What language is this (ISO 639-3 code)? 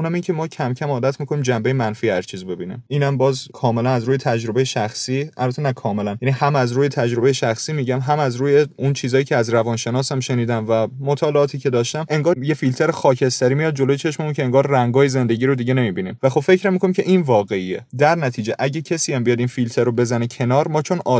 fas